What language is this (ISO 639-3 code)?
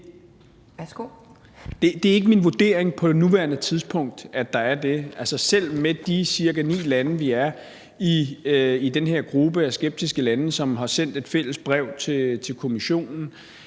dan